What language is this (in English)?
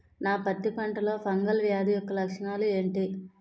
Telugu